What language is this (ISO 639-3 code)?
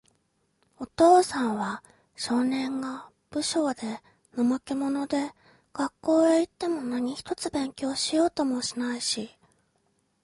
jpn